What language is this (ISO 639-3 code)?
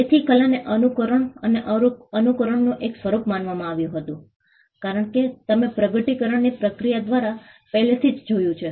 guj